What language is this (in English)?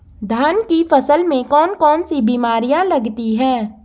Hindi